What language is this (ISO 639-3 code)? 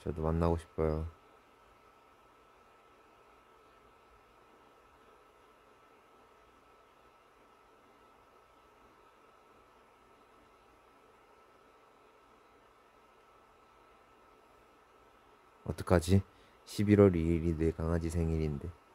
kor